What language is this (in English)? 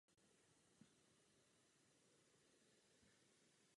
Czech